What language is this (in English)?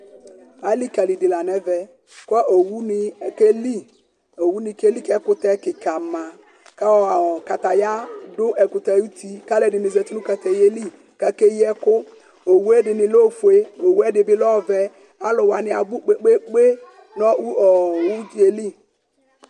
Ikposo